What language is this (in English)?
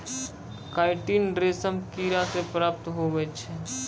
Maithili